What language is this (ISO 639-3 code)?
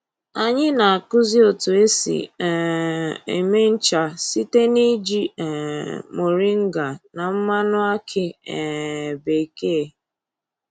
ibo